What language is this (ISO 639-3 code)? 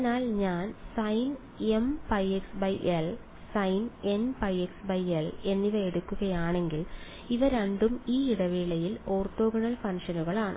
mal